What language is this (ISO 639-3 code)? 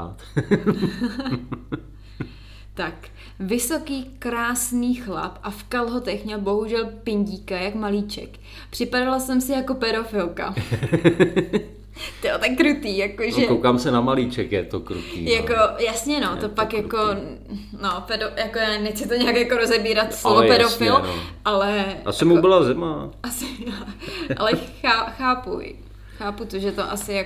ces